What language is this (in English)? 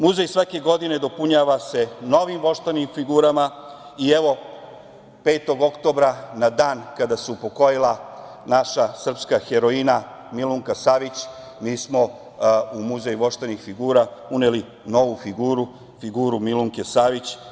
Serbian